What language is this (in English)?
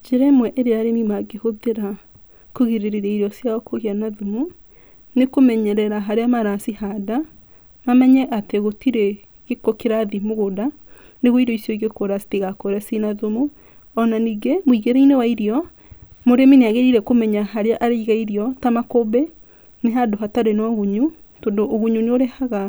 Kikuyu